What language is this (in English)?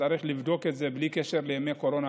Hebrew